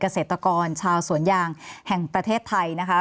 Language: Thai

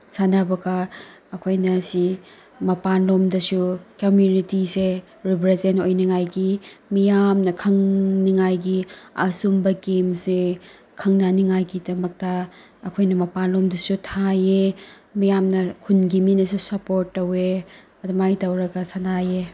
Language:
Manipuri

